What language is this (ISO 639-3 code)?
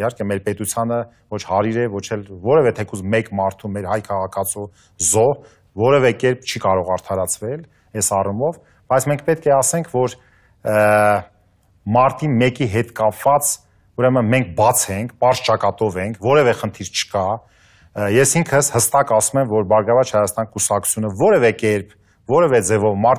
ron